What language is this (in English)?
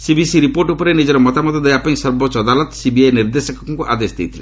Odia